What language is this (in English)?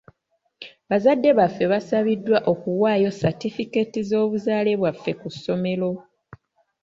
Ganda